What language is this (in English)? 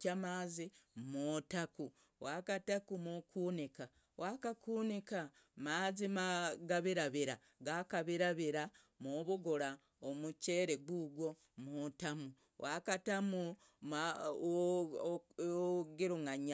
Logooli